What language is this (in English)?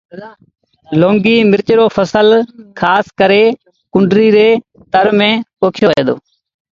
Sindhi Bhil